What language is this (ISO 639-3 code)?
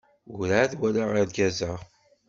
kab